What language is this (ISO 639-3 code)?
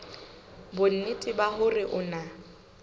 sot